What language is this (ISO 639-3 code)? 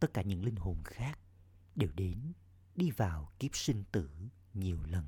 vie